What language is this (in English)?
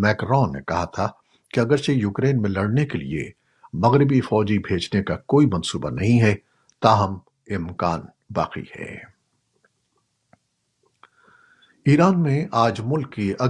Urdu